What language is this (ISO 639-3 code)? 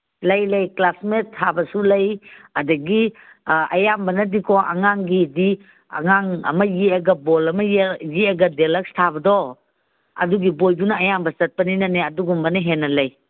mni